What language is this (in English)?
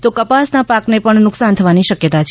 Gujarati